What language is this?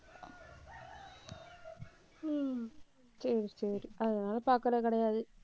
Tamil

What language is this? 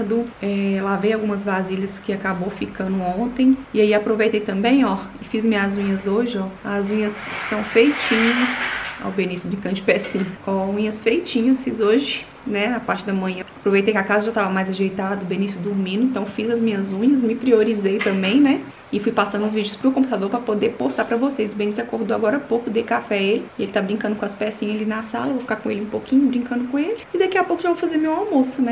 Portuguese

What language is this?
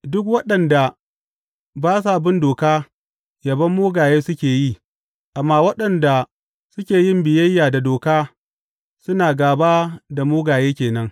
Hausa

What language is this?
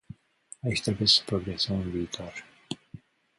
Romanian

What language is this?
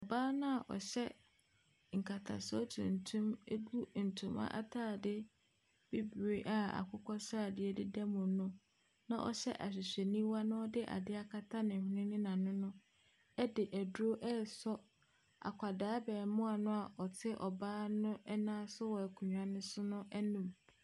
Akan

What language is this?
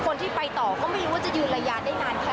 Thai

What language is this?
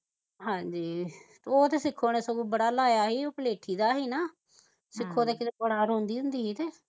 Punjabi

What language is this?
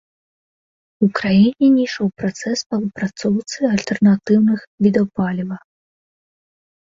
Belarusian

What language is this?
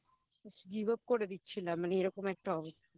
Bangla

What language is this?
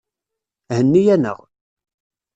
Kabyle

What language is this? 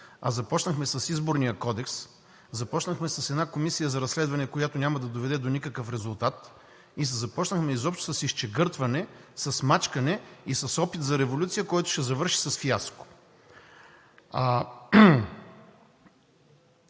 Bulgarian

